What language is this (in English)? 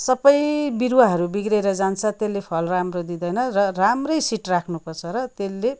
Nepali